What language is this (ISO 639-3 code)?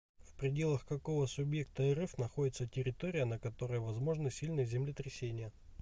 rus